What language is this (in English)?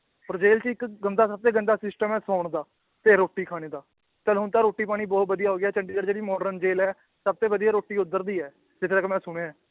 Punjabi